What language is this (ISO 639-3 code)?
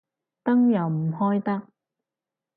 yue